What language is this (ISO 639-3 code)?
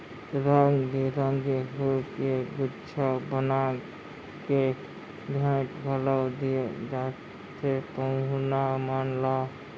hne